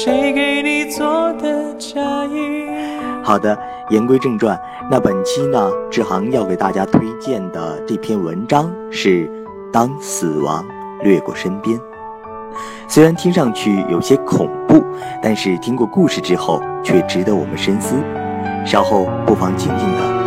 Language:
Chinese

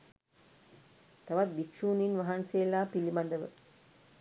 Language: Sinhala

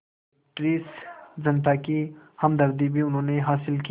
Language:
Hindi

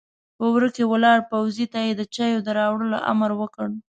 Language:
Pashto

